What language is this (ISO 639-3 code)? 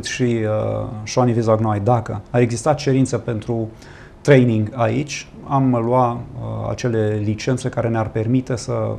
ron